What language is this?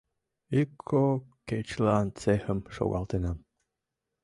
Mari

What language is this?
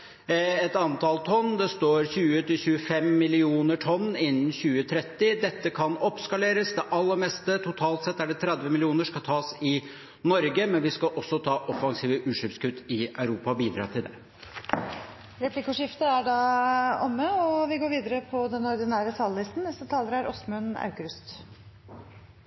Norwegian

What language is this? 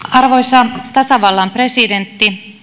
Finnish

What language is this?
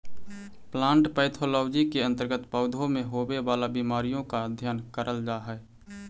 Magahi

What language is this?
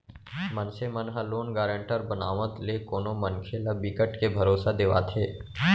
Chhattisgarhi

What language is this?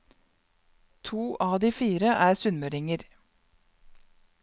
Norwegian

